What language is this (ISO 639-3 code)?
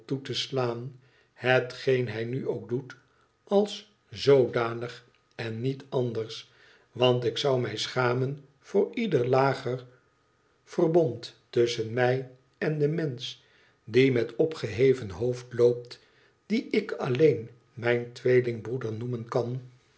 nld